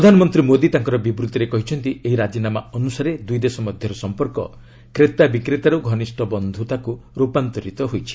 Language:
Odia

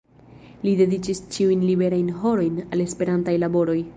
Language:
Esperanto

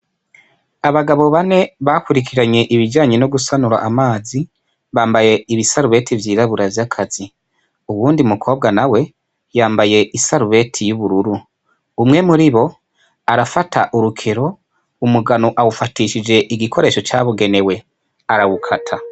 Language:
Rundi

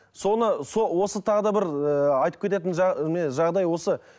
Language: Kazakh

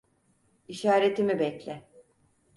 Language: Turkish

